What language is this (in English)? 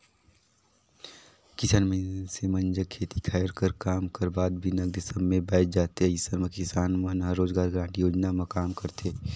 Chhattisgarhi